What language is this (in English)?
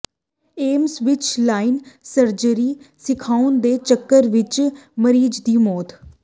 Punjabi